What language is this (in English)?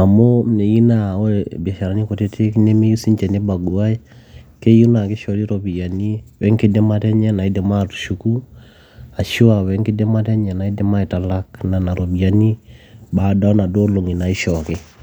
Masai